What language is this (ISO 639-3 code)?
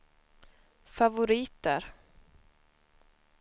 swe